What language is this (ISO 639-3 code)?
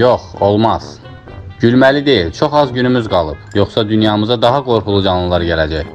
tur